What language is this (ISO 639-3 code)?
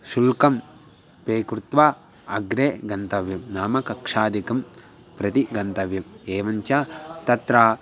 san